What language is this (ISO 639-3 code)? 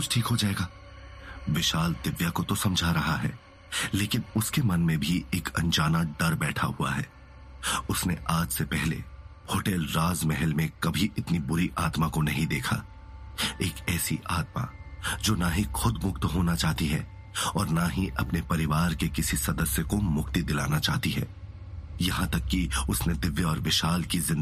hin